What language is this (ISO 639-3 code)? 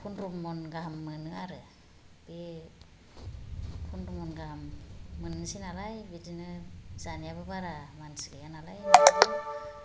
brx